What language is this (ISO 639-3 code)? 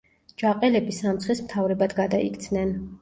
kat